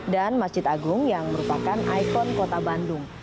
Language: Indonesian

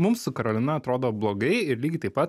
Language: Lithuanian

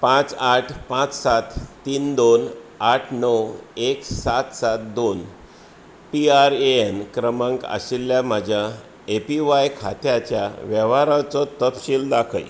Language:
Konkani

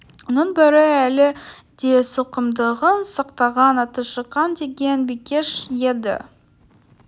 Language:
Kazakh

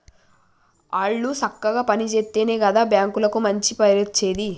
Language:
Telugu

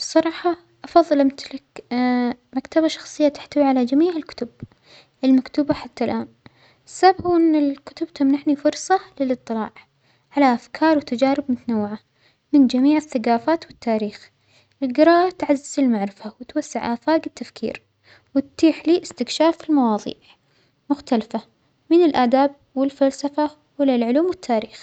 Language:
Omani Arabic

